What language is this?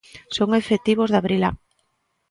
Galician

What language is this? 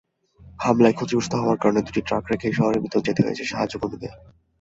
Bangla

